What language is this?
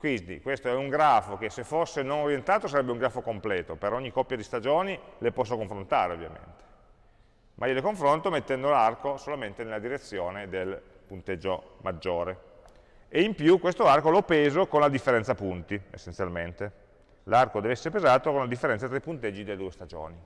Italian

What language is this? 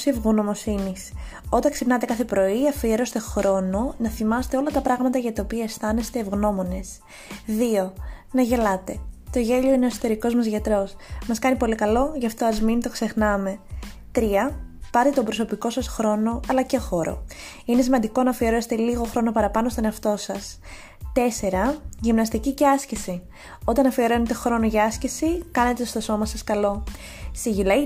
Greek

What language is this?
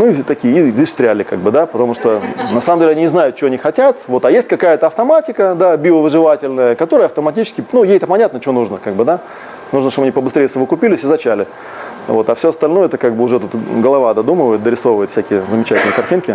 Russian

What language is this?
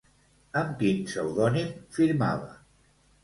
Catalan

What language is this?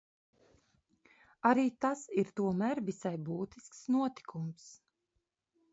Latvian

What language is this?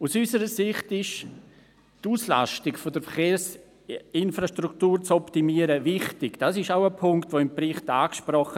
Swiss German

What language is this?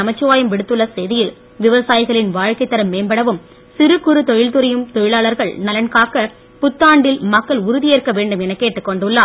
Tamil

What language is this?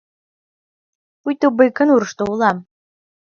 Mari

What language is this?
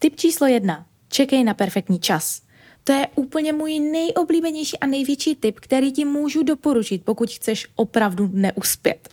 Czech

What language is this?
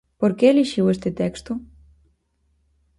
Galician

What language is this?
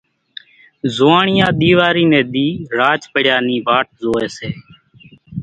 Kachi Koli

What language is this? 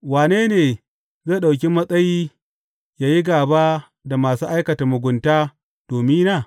Hausa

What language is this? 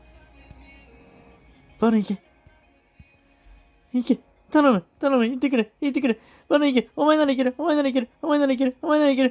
Japanese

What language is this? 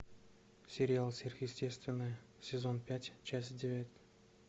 Russian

